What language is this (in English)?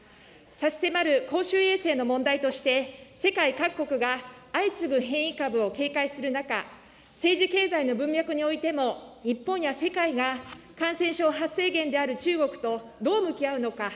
Japanese